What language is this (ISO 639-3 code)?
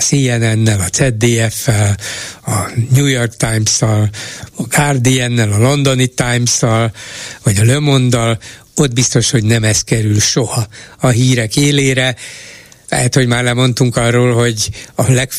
hun